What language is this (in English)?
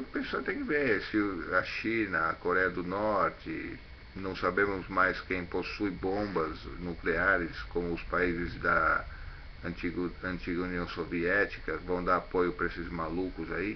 Portuguese